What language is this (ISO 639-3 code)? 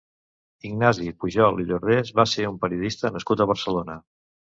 cat